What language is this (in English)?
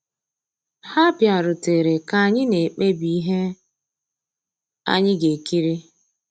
Igbo